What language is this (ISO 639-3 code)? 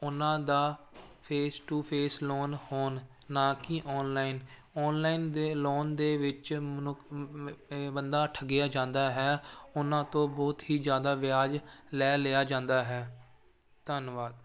pan